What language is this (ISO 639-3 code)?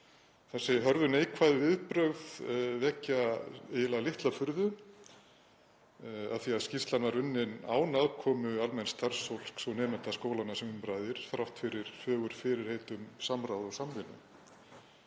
isl